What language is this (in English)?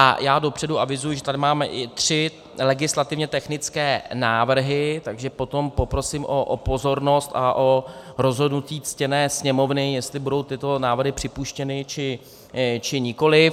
Czech